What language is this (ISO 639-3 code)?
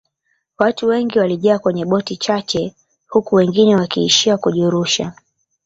swa